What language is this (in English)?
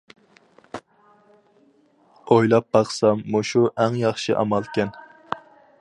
Uyghur